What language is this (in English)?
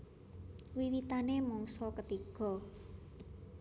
Javanese